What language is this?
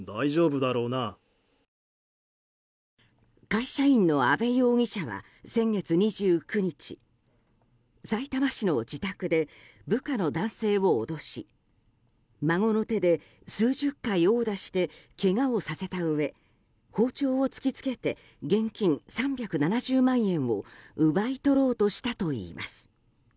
Japanese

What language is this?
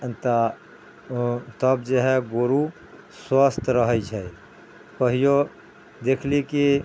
Maithili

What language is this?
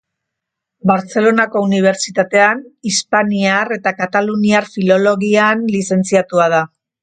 Basque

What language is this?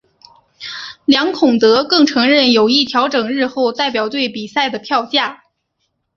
Chinese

